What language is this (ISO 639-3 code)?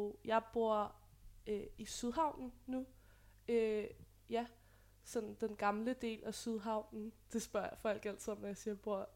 dan